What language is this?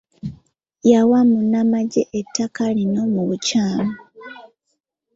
Ganda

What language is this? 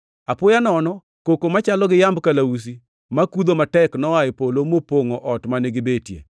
Luo (Kenya and Tanzania)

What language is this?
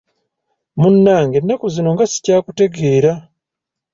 Ganda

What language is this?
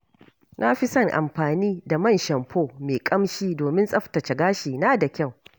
Hausa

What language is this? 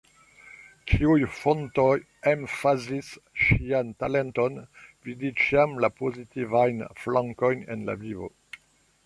Esperanto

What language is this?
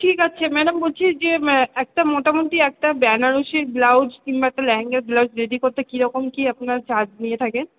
Bangla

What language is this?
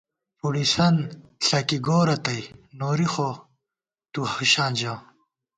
Gawar-Bati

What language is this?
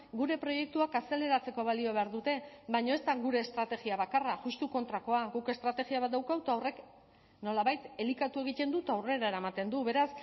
Basque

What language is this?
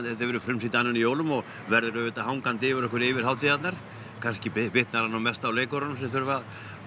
Icelandic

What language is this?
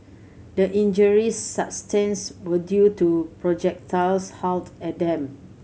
English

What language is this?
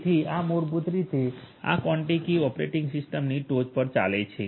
Gujarati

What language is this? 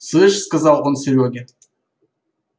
Russian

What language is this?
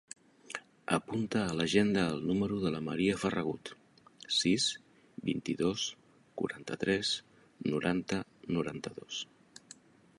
Catalan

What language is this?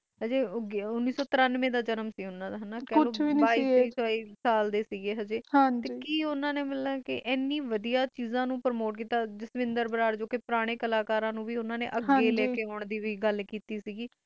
Punjabi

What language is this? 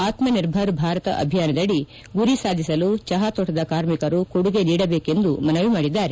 Kannada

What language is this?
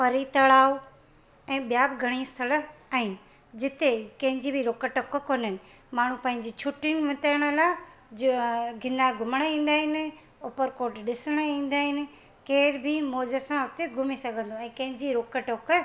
Sindhi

